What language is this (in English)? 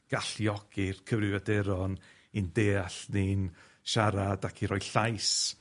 Welsh